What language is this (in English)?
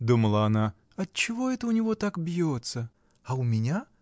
Russian